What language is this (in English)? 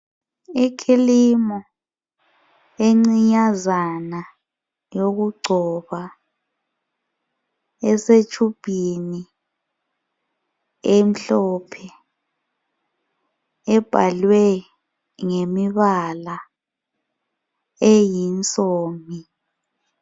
North Ndebele